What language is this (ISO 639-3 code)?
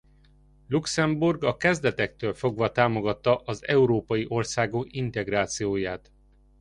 hun